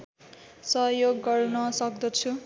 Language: Nepali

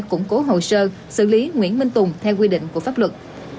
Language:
Vietnamese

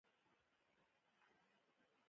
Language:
Pashto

